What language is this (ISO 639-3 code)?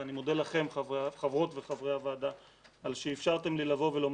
heb